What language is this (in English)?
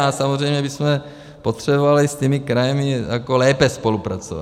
Czech